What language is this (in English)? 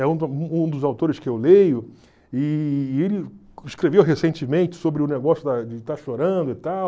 Portuguese